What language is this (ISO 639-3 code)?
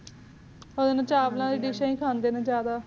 pan